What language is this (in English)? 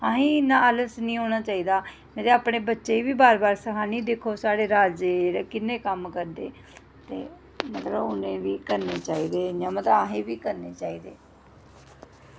Dogri